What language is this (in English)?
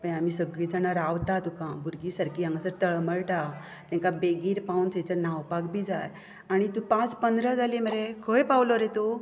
Konkani